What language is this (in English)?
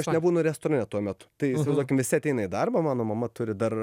Lithuanian